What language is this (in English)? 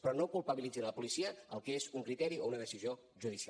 Catalan